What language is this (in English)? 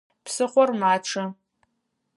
Adyghe